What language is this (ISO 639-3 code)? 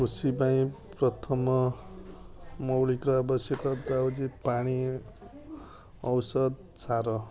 ori